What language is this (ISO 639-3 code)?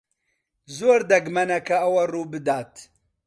ckb